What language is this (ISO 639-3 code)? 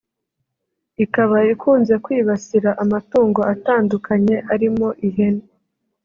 kin